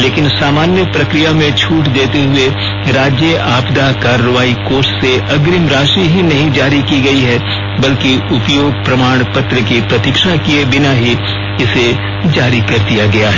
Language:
Hindi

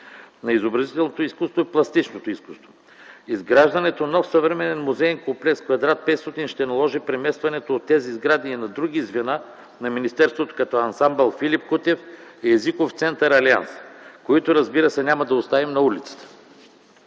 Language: Bulgarian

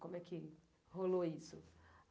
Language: Portuguese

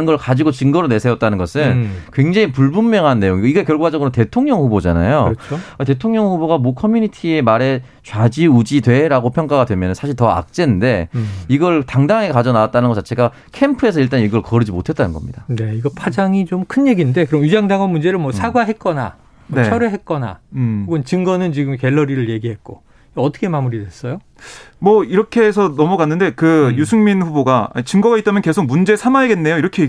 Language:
Korean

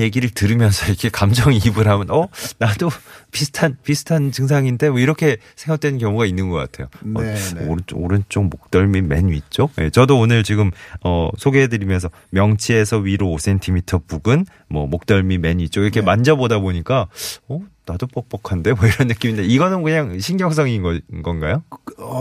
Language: Korean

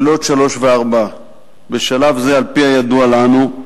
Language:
Hebrew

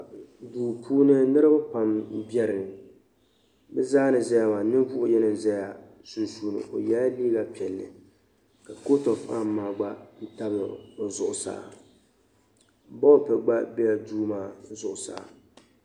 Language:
Dagbani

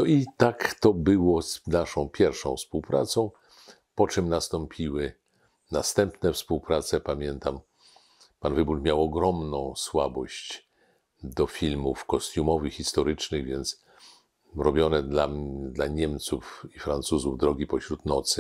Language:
Polish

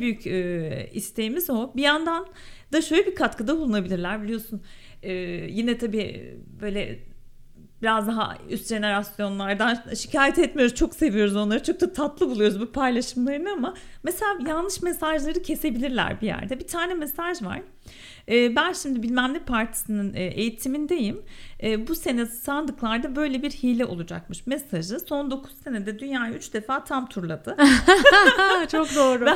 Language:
Turkish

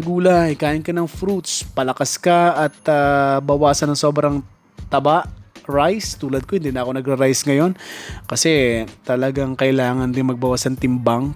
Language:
Filipino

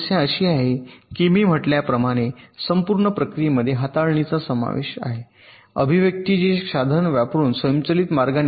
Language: Marathi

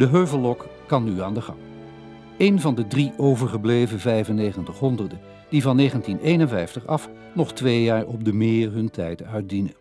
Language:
Dutch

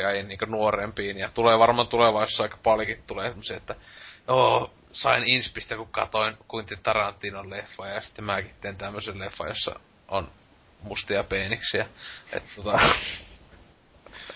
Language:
Finnish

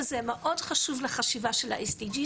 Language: Hebrew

